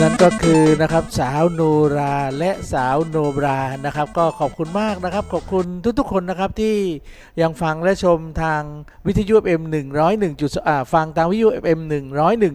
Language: Thai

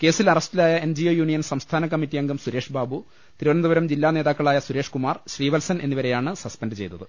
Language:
Malayalam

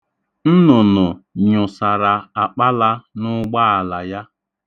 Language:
Igbo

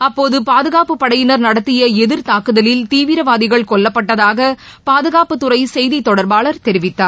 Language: Tamil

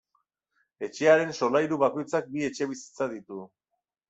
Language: Basque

